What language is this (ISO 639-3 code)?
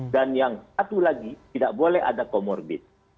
ind